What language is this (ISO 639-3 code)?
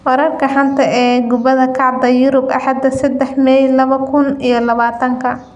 som